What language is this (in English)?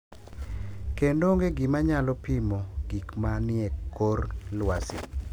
Luo (Kenya and Tanzania)